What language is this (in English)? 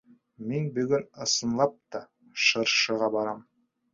Bashkir